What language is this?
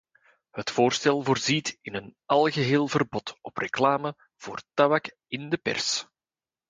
Dutch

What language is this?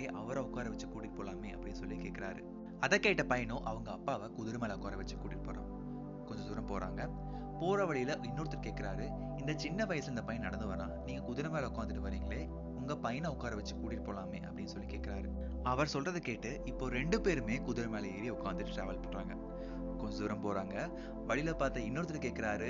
Tamil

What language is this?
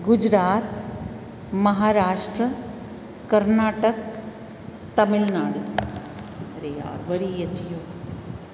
Sindhi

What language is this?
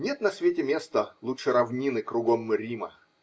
Russian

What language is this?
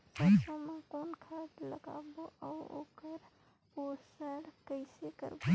Chhattisgarhi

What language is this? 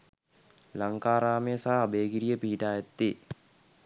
Sinhala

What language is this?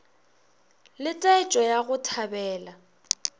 Northern Sotho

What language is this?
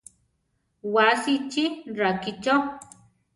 Central Tarahumara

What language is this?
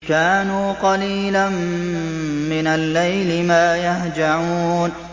Arabic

